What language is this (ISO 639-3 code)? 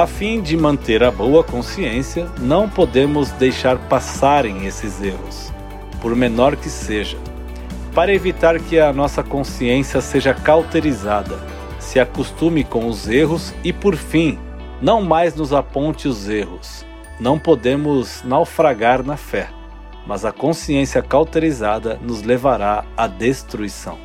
por